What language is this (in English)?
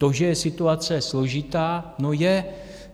Czech